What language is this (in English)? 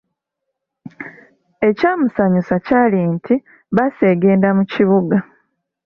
Ganda